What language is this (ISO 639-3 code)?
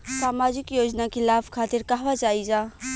bho